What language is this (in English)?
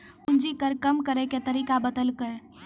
Maithili